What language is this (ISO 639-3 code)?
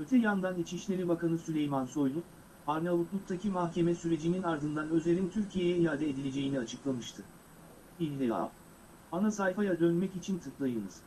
tur